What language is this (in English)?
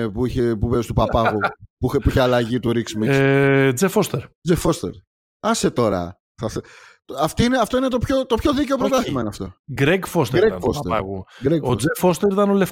Greek